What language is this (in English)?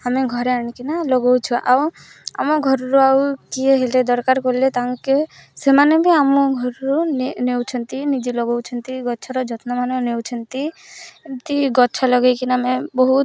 Odia